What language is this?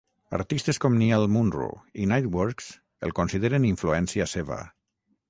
Catalan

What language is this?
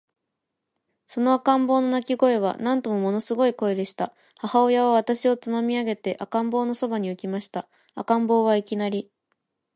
Japanese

